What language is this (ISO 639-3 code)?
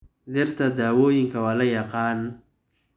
som